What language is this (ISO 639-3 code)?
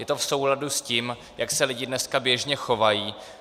ces